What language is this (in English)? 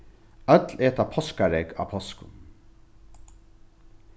Faroese